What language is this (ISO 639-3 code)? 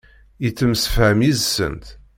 kab